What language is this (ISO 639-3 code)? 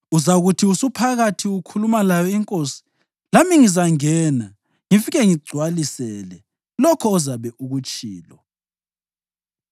nde